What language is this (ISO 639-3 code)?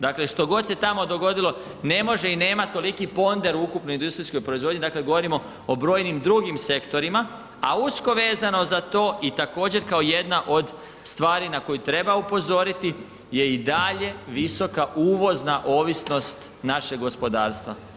hrv